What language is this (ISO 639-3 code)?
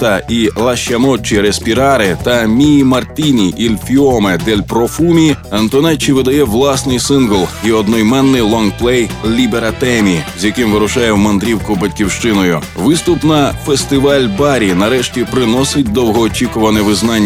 ukr